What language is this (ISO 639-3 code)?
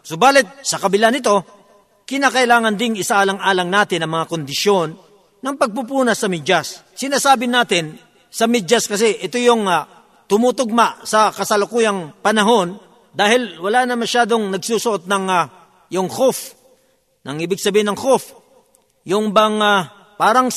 fil